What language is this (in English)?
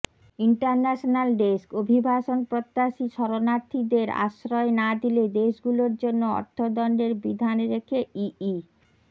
Bangla